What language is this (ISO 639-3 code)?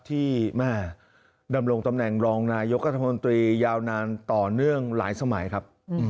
tha